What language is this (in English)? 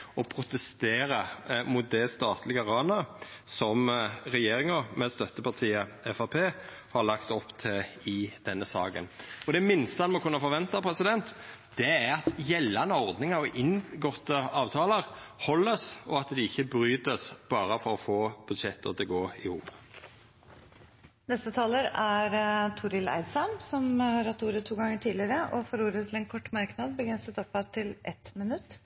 Norwegian